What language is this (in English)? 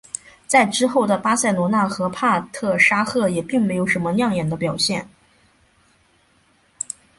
Chinese